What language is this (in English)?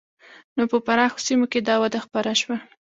Pashto